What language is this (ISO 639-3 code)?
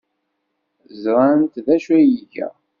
kab